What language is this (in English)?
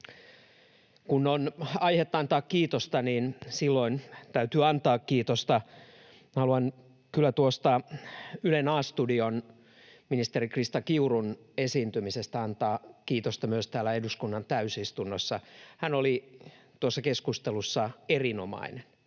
Finnish